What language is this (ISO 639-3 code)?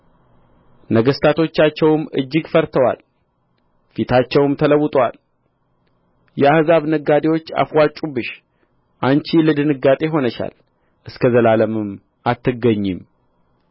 amh